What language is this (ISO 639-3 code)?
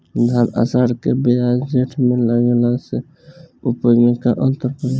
bho